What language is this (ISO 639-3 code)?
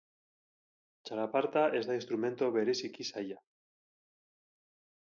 eus